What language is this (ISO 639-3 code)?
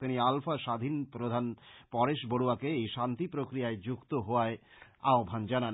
ben